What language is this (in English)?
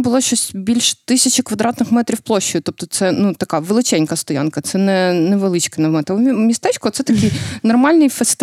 Ukrainian